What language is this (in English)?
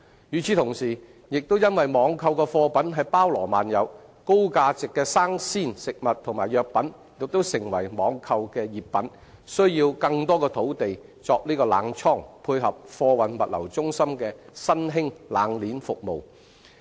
Cantonese